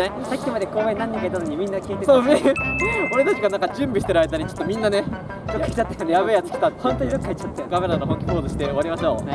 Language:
Japanese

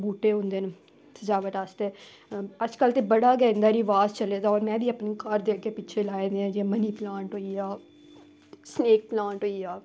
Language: Dogri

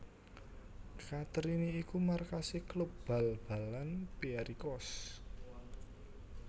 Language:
Javanese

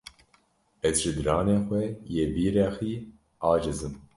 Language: Kurdish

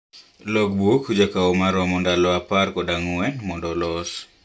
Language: Luo (Kenya and Tanzania)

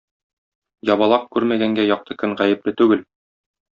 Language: Tatar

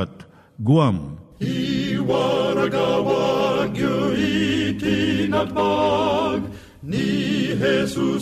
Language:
Filipino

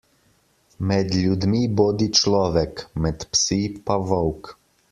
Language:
Slovenian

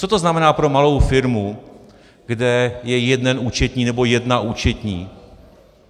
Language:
Czech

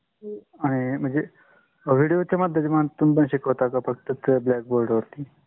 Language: Marathi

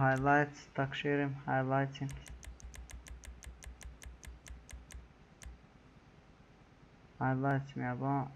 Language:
Romanian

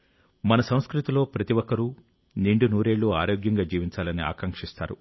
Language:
Telugu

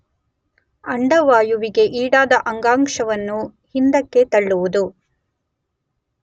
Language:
Kannada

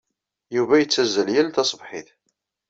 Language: Kabyle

